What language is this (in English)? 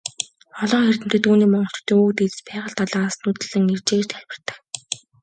Mongolian